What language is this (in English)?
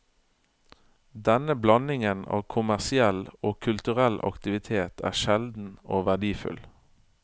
Norwegian